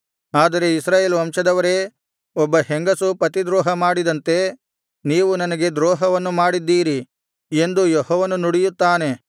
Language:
Kannada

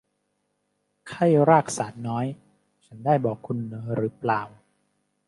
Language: Thai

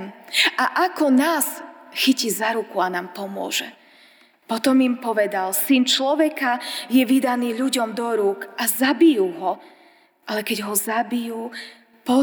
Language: Slovak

